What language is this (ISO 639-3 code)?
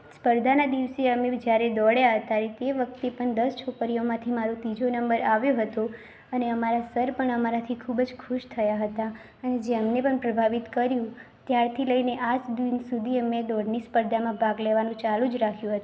guj